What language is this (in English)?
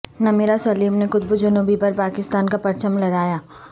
Urdu